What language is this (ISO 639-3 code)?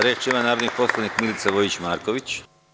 srp